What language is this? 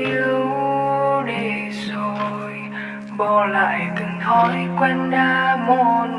Vietnamese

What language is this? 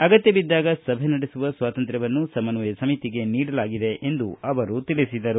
Kannada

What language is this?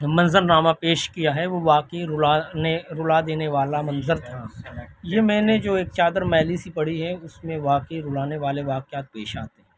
Urdu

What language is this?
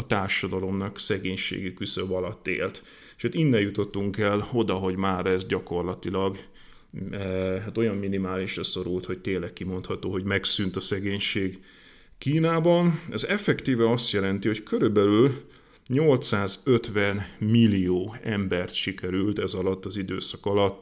Hungarian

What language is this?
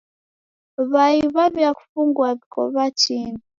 Taita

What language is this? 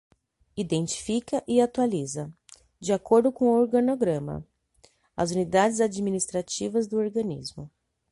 Portuguese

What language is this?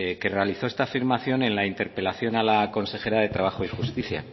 Spanish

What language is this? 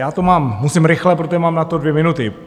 Czech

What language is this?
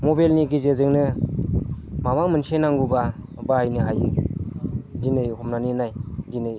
Bodo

